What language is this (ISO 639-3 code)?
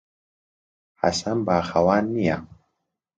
ckb